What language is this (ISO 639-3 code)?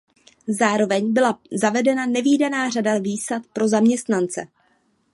ces